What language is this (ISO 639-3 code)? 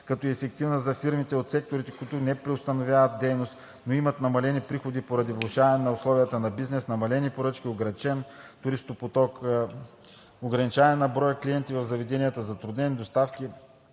bul